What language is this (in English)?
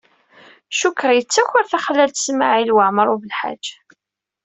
Kabyle